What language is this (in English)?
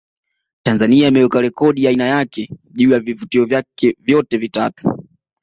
Swahili